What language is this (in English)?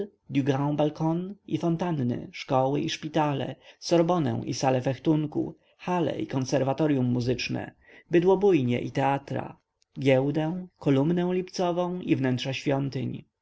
Polish